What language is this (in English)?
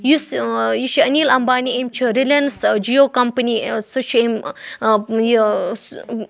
Kashmiri